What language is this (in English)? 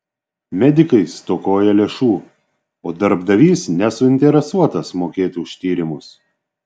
Lithuanian